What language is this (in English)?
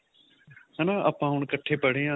Punjabi